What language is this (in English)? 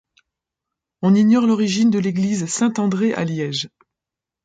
French